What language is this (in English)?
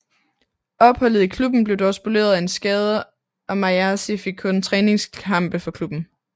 Danish